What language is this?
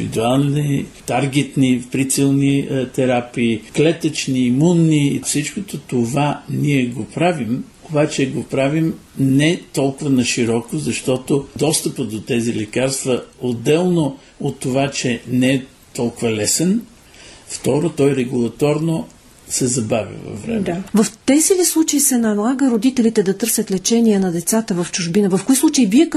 Bulgarian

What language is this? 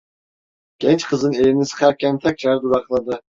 Turkish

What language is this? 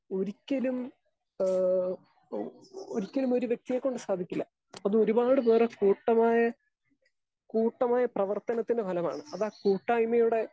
Malayalam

